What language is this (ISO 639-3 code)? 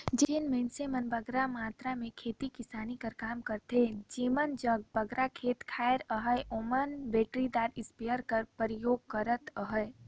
hne